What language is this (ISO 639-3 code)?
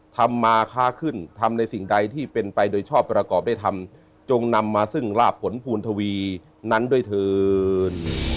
tha